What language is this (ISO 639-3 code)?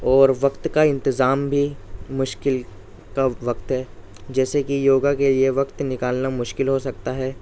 urd